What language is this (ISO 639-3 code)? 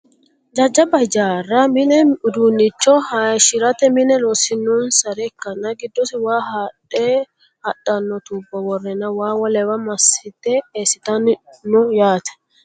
sid